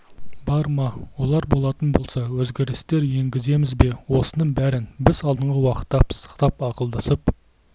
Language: Kazakh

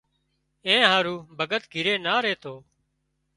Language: Wadiyara Koli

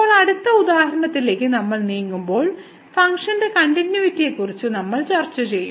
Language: Malayalam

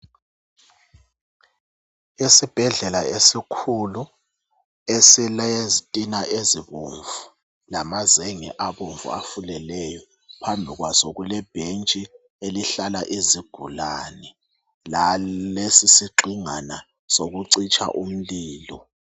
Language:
North Ndebele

